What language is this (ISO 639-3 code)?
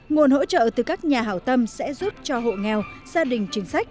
vie